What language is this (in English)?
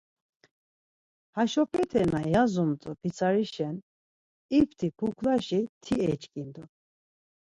Laz